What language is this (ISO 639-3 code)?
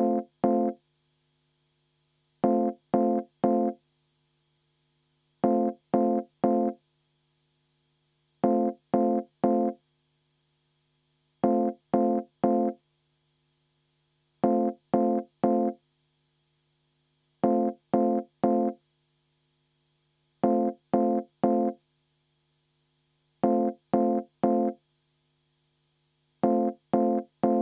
est